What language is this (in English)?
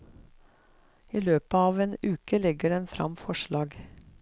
Norwegian